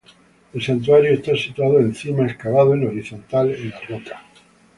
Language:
Spanish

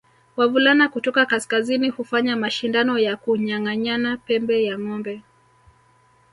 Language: Swahili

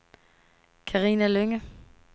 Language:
Danish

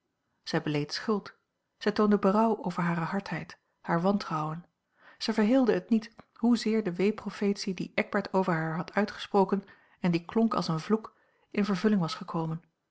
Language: Dutch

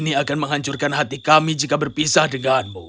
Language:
Indonesian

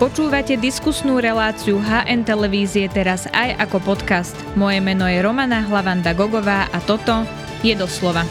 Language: Slovak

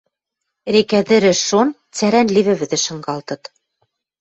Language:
Western Mari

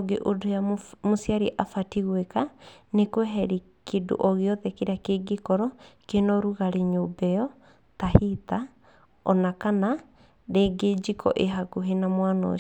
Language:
Kikuyu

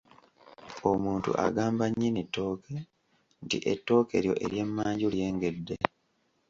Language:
Ganda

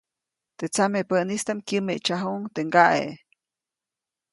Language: Copainalá Zoque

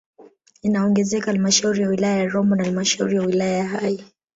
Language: Swahili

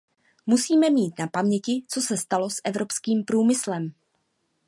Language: Czech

